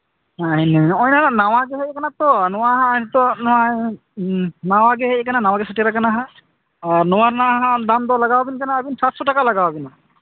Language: Santali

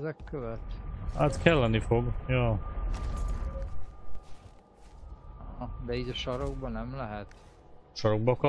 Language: Hungarian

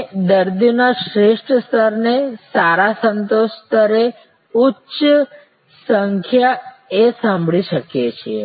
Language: Gujarati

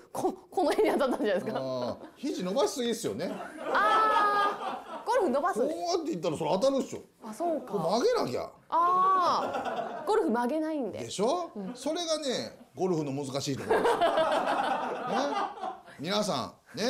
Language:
Japanese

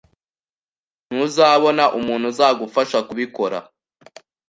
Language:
Kinyarwanda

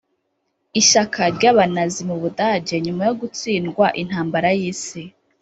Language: Kinyarwanda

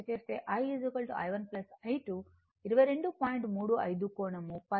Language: Telugu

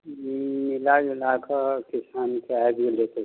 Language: Maithili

